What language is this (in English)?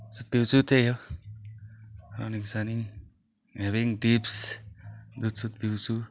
Nepali